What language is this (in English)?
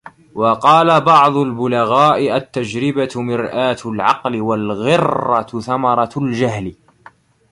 Arabic